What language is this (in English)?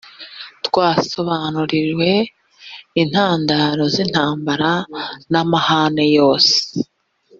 Kinyarwanda